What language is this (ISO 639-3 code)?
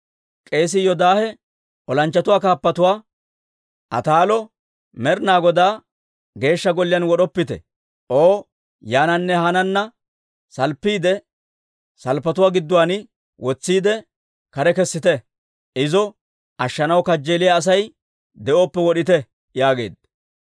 dwr